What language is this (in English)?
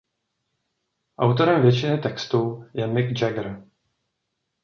Czech